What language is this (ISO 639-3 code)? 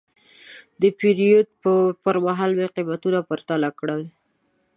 pus